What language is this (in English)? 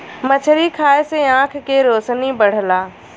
Bhojpuri